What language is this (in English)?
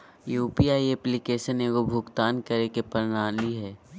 Magahi